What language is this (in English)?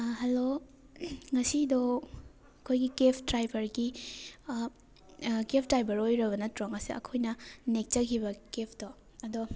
Manipuri